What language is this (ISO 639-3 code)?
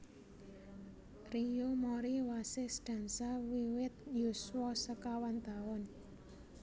jav